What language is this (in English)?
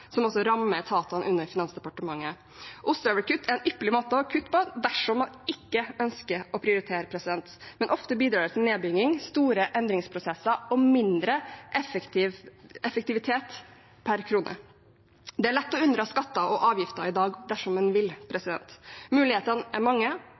Norwegian Bokmål